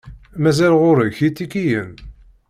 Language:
Kabyle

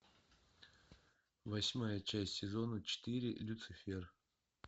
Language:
Russian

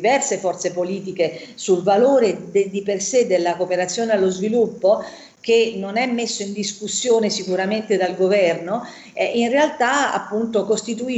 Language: Italian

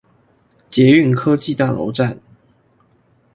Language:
Chinese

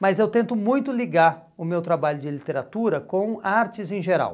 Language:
Portuguese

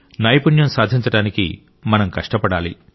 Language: Telugu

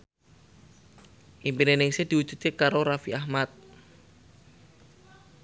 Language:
Javanese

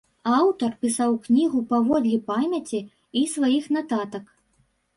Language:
Belarusian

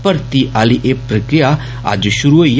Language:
Dogri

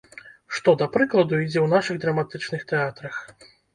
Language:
Belarusian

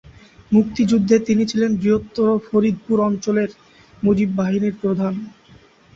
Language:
Bangla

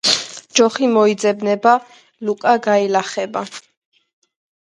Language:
Georgian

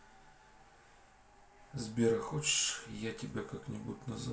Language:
Russian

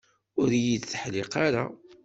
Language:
Kabyle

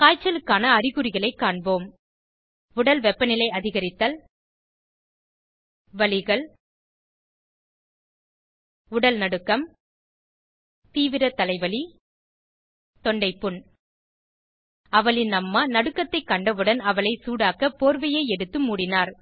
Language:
Tamil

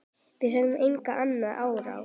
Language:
Icelandic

